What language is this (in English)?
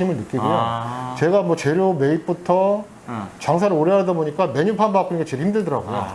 Korean